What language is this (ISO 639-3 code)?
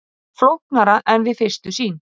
isl